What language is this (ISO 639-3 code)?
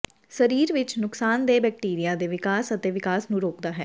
pan